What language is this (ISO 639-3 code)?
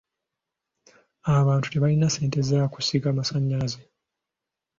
lug